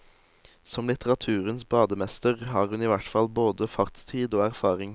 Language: Norwegian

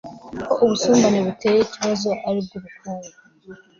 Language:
Kinyarwanda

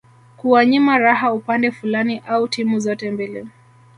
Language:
Swahili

